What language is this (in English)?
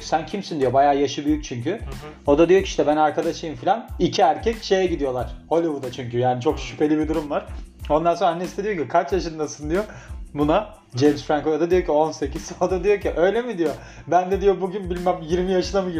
Turkish